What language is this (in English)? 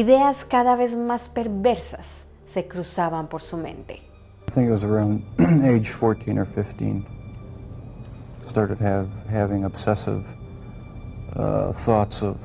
Spanish